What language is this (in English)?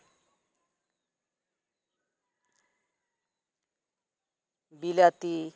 Santali